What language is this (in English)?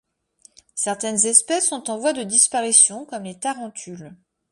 French